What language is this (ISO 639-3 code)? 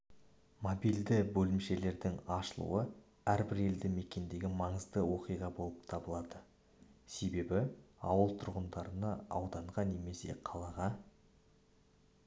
kaz